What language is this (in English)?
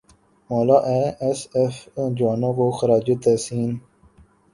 Urdu